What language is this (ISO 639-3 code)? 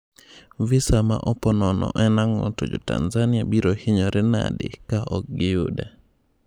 luo